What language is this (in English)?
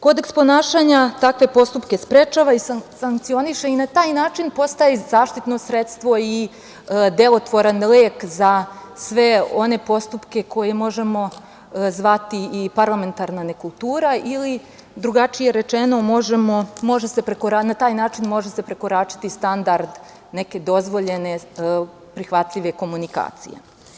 Serbian